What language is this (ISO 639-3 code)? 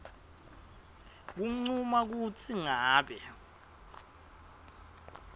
ssw